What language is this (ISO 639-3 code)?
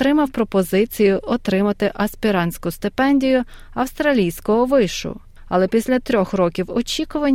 ukr